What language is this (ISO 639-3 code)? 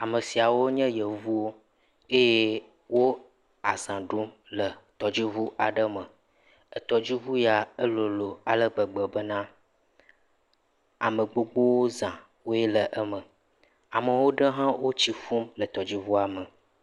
ewe